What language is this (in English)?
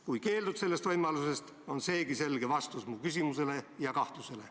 Estonian